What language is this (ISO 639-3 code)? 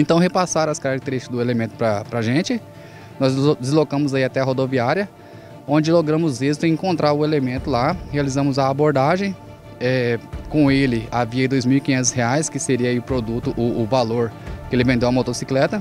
por